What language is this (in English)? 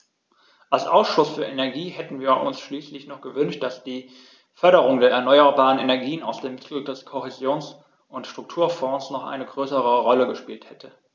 German